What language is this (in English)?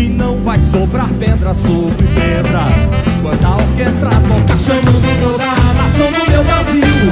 Portuguese